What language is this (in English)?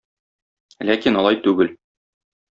Tatar